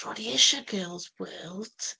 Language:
Welsh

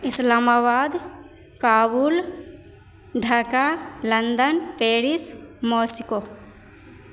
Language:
Maithili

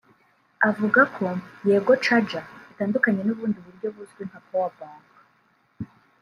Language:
Kinyarwanda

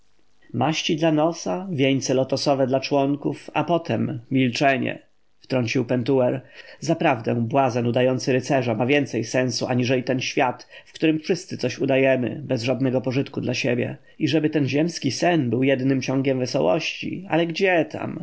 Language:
Polish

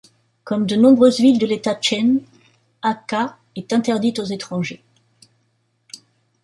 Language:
French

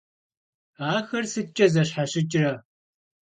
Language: Kabardian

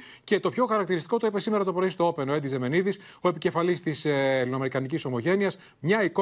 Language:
Greek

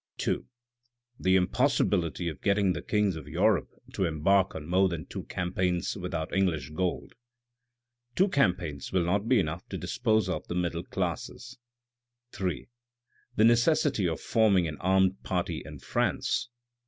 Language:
English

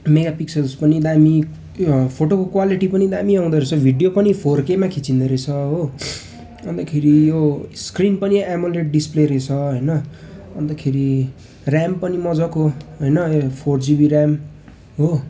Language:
Nepali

